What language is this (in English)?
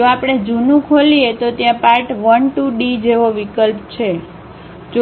Gujarati